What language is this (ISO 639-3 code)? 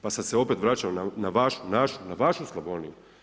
hrv